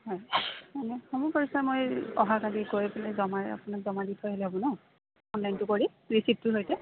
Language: Assamese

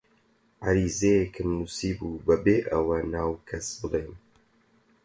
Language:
Central Kurdish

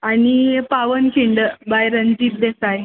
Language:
Konkani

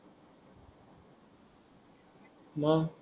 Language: Marathi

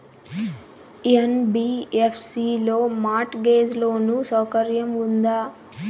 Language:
Telugu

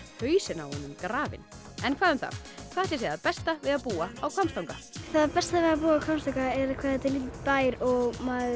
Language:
Icelandic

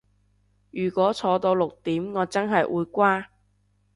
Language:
Cantonese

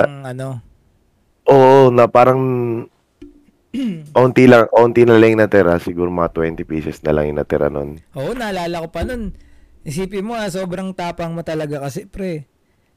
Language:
Filipino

